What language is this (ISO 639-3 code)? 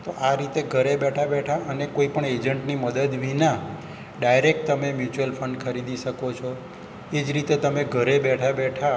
guj